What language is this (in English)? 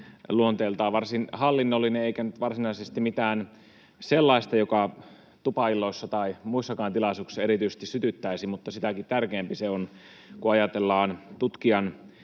Finnish